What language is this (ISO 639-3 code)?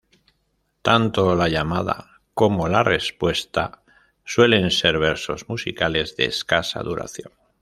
spa